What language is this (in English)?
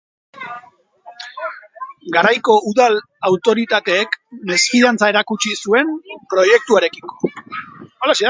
Basque